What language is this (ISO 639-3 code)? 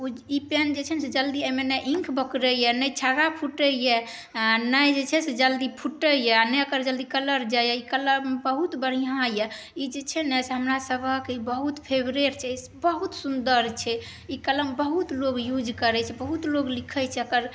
mai